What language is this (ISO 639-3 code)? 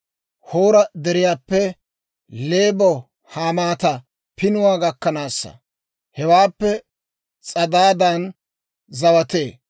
dwr